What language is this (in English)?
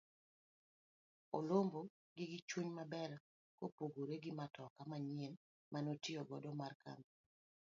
Luo (Kenya and Tanzania)